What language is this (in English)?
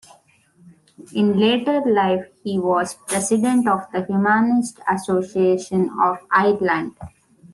English